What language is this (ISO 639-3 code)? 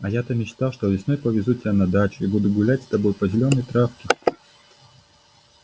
rus